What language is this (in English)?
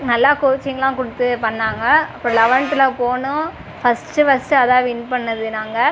Tamil